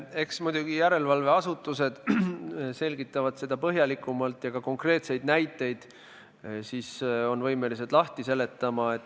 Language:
Estonian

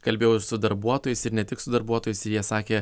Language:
Lithuanian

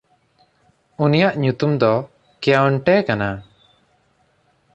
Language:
Santali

